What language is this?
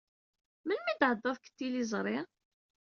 Kabyle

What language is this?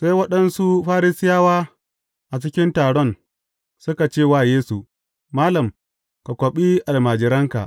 Hausa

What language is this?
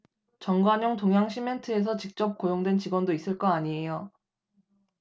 Korean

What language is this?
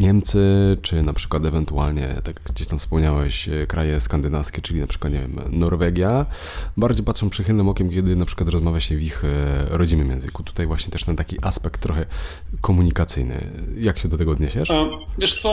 Polish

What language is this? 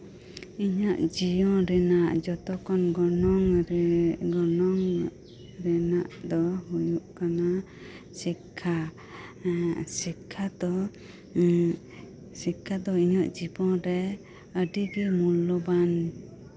Santali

